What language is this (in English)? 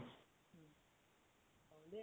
Assamese